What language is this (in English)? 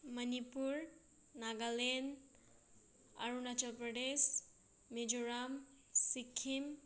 Manipuri